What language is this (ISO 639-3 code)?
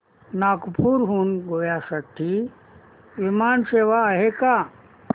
mar